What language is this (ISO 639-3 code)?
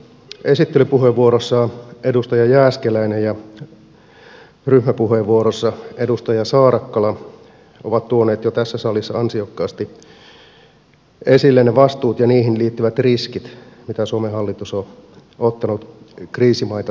fin